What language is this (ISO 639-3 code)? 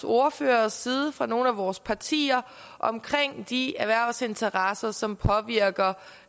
dan